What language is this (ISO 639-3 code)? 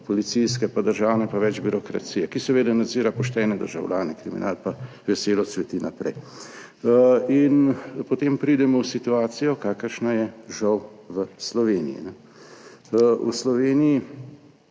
slv